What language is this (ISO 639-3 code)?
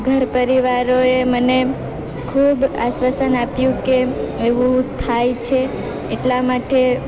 guj